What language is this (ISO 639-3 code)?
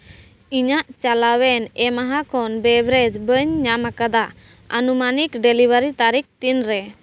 sat